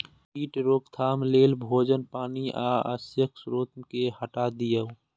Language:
Maithili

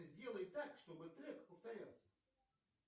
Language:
Russian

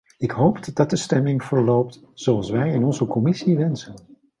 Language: Dutch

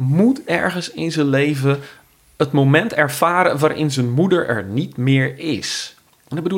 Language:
Dutch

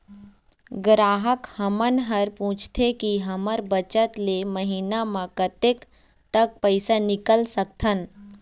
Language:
Chhattisgarhi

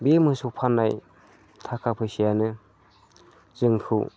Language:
Bodo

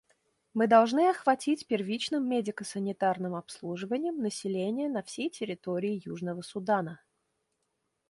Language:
Russian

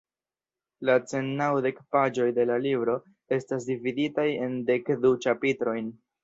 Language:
Esperanto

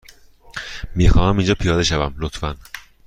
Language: Persian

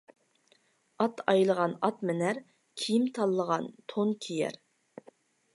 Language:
Uyghur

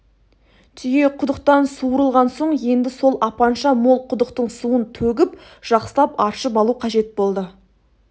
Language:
Kazakh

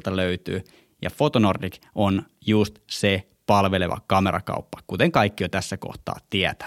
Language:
Finnish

